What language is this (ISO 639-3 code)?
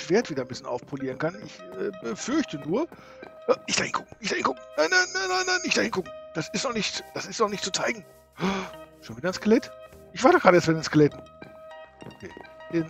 deu